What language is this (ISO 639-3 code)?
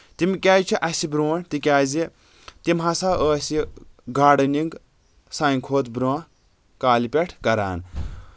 kas